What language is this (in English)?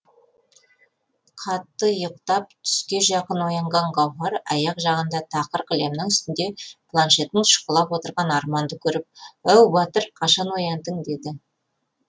Kazakh